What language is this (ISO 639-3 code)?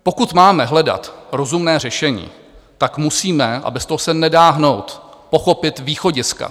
ces